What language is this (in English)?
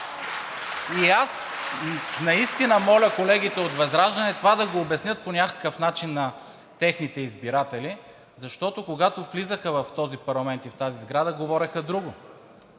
Bulgarian